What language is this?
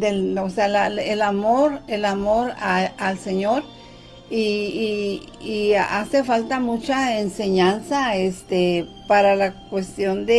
Spanish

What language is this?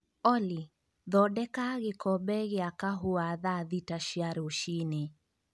Kikuyu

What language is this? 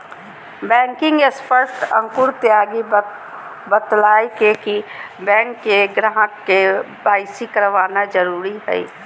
Magahi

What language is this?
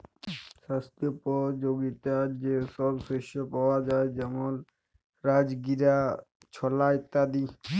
Bangla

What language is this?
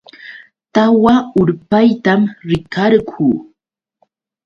Yauyos Quechua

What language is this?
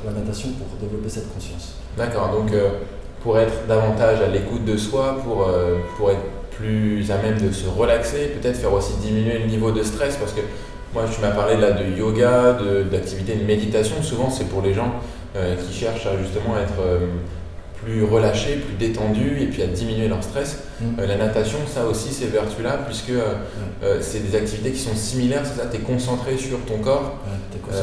French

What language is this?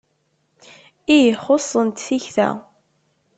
Kabyle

